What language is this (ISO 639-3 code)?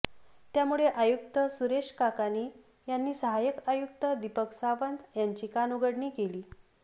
mar